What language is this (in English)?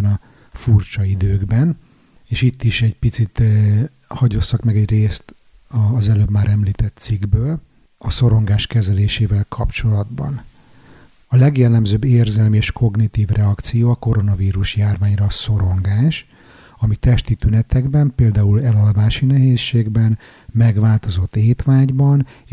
Hungarian